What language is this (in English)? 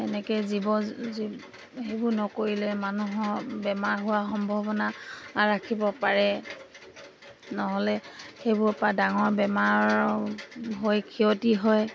Assamese